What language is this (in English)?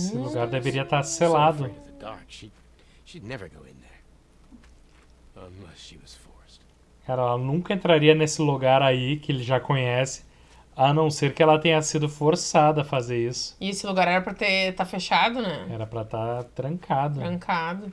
Portuguese